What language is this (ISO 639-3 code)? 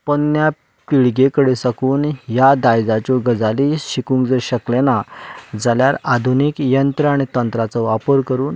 kok